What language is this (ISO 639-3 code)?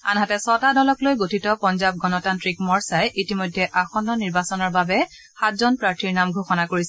asm